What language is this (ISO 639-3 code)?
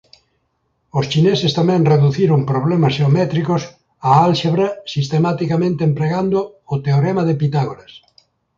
glg